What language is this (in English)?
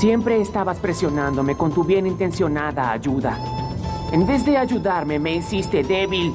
Spanish